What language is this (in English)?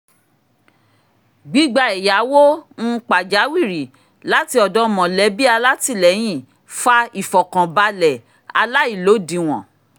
Yoruba